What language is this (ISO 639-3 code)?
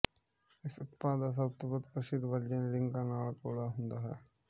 pan